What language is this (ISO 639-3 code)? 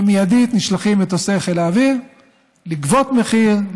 heb